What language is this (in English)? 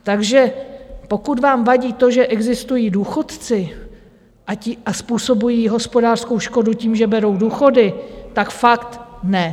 Czech